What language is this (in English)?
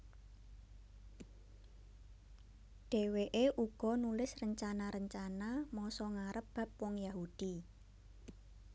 Javanese